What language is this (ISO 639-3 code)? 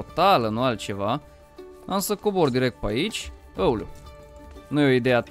ron